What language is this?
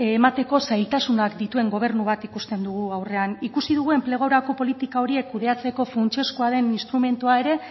Basque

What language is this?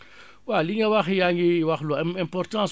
Wolof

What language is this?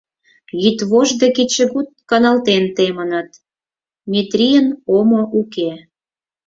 Mari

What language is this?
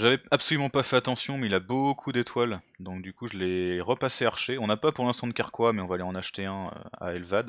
French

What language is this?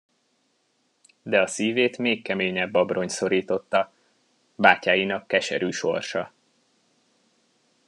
Hungarian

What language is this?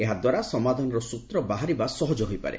Odia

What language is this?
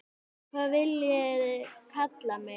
Icelandic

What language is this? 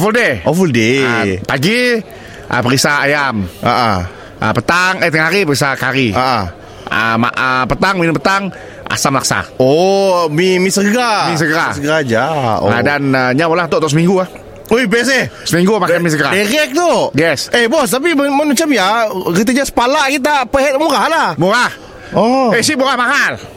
Malay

